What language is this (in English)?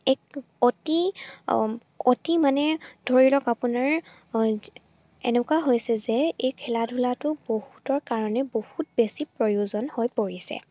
Assamese